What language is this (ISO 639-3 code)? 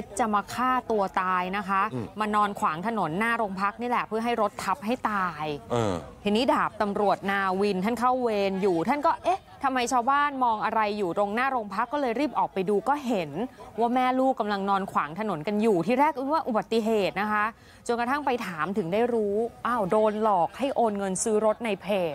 tha